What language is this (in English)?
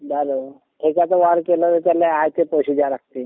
Marathi